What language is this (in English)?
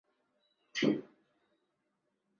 Chinese